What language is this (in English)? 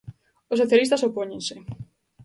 Galician